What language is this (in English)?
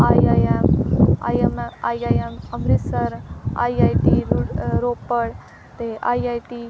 Punjabi